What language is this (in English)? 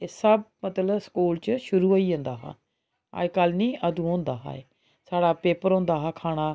Dogri